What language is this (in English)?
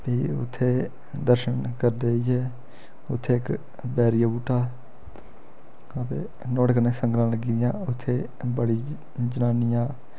Dogri